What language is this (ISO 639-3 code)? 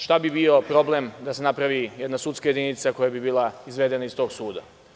srp